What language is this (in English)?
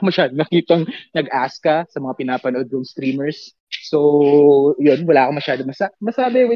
Filipino